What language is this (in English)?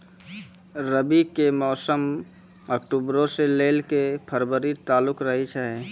Maithili